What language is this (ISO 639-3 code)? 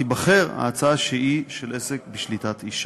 heb